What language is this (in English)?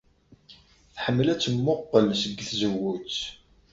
Kabyle